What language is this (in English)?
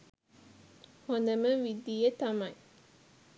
Sinhala